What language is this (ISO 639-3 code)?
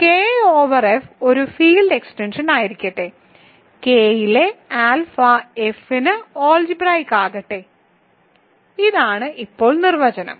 mal